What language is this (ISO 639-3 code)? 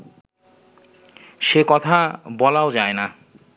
ben